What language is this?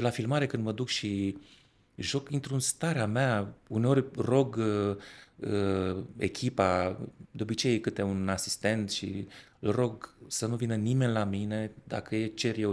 Romanian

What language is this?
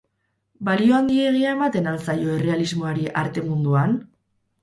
Basque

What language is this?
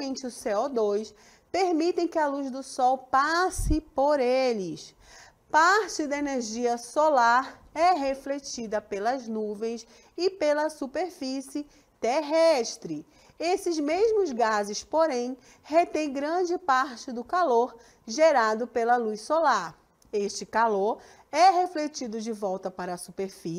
Portuguese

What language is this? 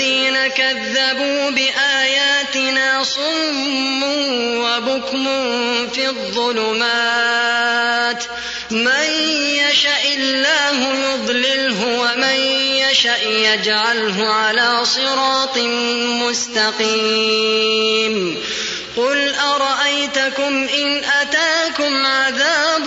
Arabic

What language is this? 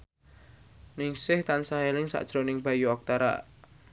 Javanese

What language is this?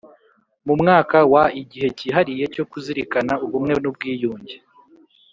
Kinyarwanda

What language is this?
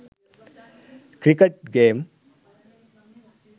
Sinhala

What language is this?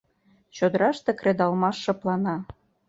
Mari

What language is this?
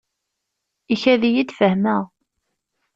Kabyle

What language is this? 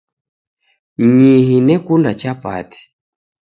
Taita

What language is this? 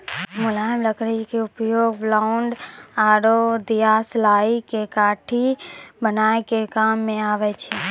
Maithili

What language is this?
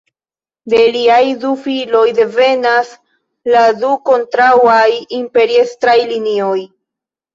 Esperanto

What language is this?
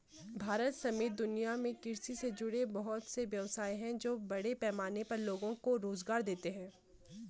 Hindi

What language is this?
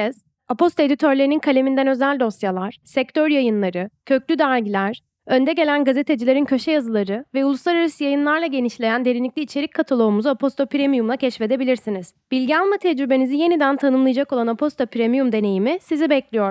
Turkish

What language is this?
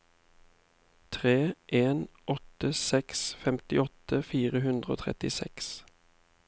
Norwegian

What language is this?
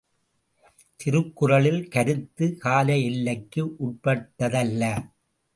Tamil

